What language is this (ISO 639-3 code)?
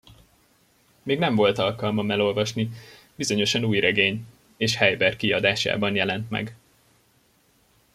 hun